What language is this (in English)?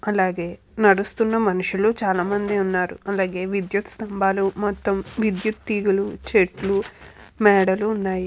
Telugu